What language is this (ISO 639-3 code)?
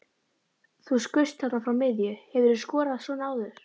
isl